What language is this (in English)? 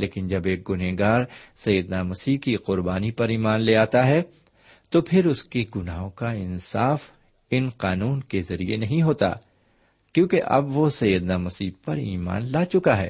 Urdu